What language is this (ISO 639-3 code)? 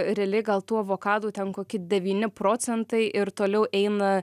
lit